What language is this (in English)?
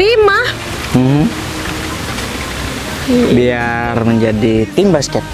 Indonesian